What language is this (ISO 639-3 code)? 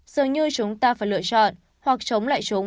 vie